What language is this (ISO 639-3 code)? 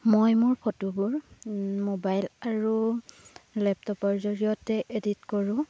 asm